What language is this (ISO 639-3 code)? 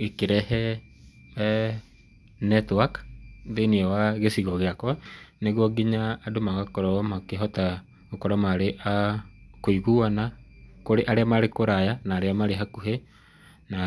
kik